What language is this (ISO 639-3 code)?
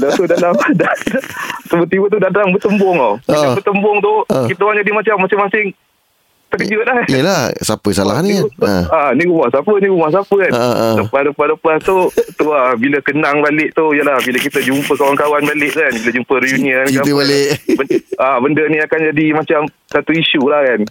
msa